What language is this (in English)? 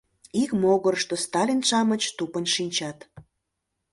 Mari